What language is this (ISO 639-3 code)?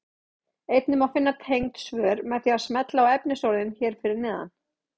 isl